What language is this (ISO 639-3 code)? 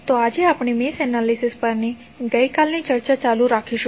guj